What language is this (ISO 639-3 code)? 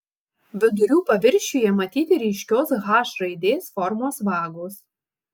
lit